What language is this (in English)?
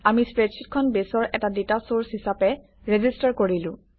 Assamese